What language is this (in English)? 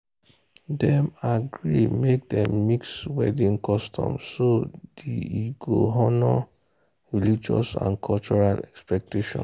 Nigerian Pidgin